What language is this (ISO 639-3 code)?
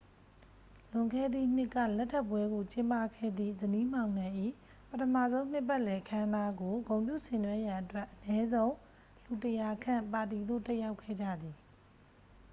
mya